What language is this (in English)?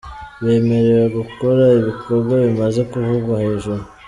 Kinyarwanda